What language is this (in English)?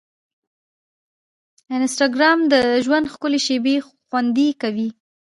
Pashto